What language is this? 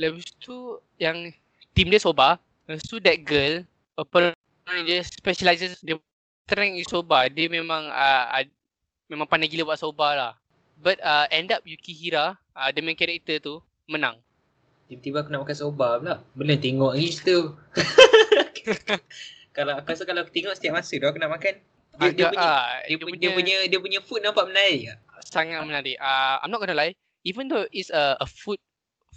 Malay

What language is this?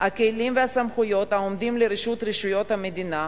Hebrew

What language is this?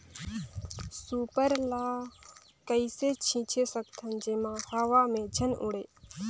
Chhattisgarhi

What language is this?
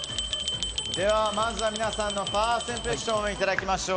Japanese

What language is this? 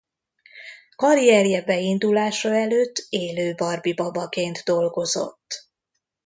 Hungarian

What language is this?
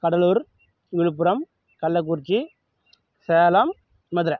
Tamil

